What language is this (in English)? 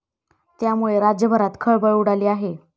Marathi